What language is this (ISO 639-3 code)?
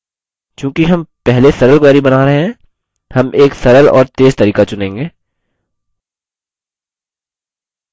hin